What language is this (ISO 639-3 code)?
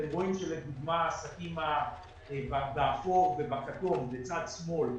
heb